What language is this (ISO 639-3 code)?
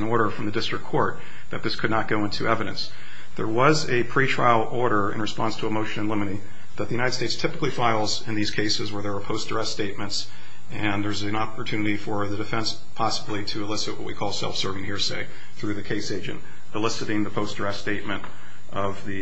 eng